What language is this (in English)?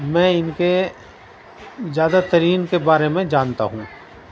Urdu